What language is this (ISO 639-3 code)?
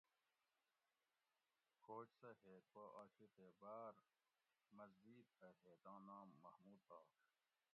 gwc